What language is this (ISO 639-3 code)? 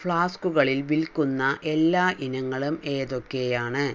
mal